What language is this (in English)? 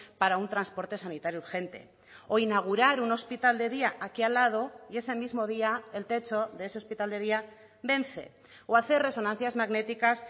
Spanish